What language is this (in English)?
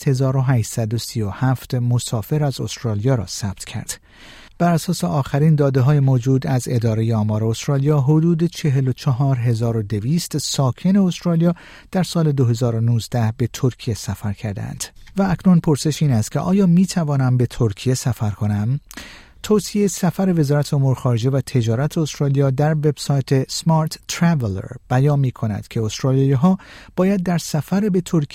Persian